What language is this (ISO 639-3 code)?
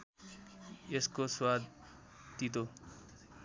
nep